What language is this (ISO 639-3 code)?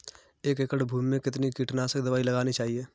hin